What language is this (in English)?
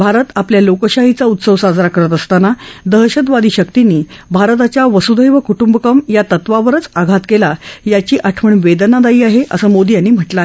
Marathi